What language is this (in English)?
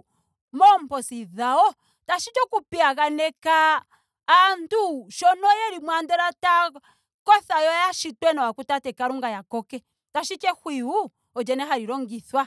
Ndonga